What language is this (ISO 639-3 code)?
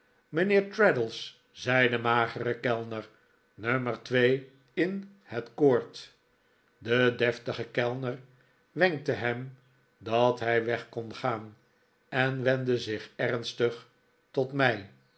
nld